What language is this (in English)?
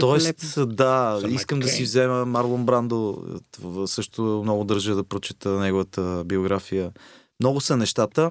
Bulgarian